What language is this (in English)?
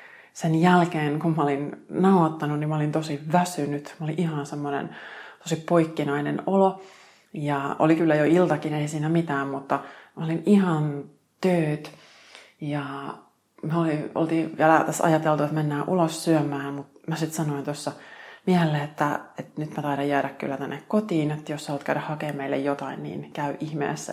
Finnish